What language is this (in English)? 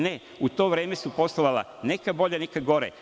Serbian